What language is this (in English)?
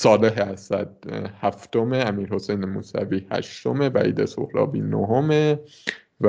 Persian